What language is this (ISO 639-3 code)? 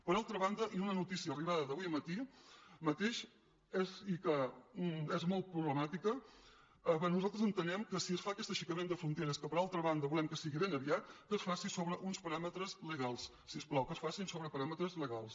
cat